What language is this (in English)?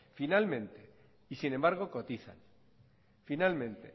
Spanish